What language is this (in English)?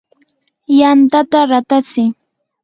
Yanahuanca Pasco Quechua